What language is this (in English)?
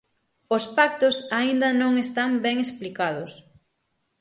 Galician